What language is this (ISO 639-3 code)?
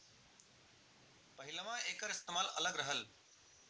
bho